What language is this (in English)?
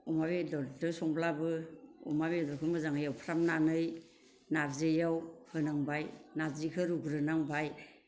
Bodo